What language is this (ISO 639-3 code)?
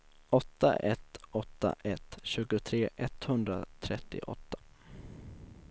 swe